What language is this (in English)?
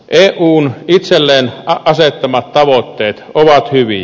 Finnish